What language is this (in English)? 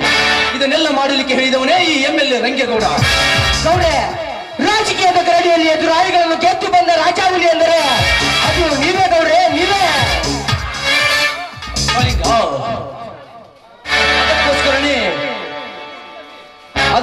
Kannada